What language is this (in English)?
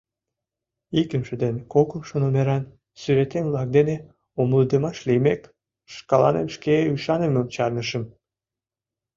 Mari